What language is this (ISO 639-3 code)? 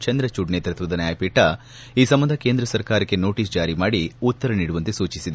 kan